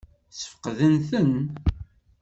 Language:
Kabyle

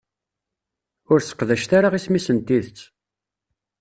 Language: Kabyle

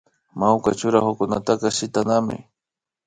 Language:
Imbabura Highland Quichua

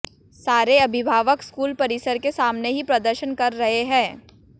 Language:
Hindi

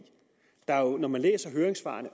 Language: Danish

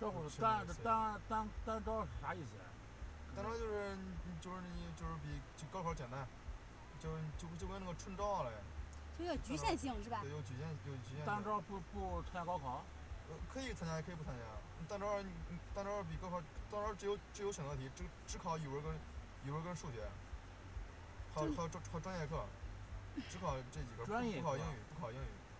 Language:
Chinese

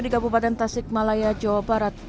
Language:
Indonesian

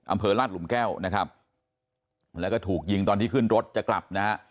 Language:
Thai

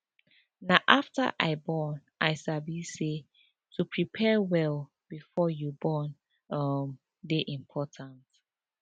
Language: Nigerian Pidgin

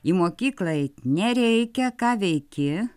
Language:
Lithuanian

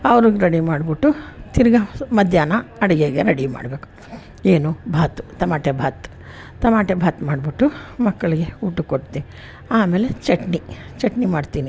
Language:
Kannada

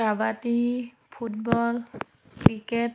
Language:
Assamese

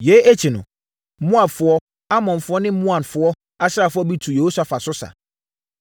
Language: Akan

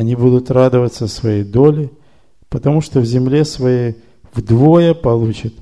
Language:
Russian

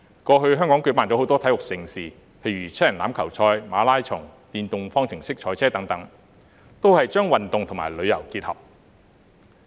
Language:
Cantonese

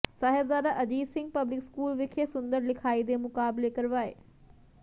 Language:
Punjabi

